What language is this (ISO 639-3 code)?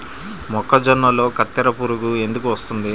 tel